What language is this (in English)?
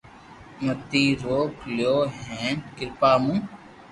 Loarki